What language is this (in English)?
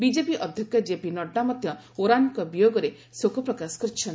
Odia